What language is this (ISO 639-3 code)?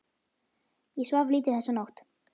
isl